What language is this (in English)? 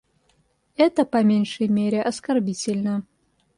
Russian